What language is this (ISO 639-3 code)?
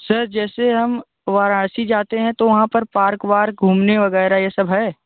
hin